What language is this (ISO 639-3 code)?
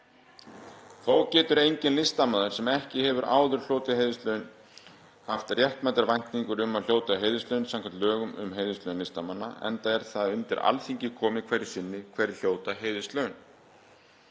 isl